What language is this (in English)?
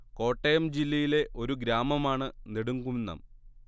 Malayalam